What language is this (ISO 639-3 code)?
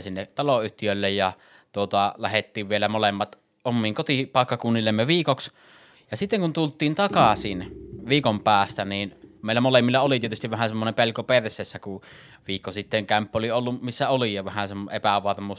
fin